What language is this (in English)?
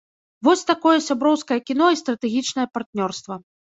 Belarusian